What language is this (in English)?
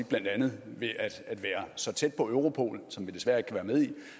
Danish